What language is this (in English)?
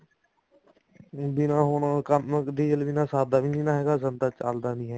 Punjabi